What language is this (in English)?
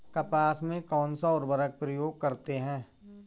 Hindi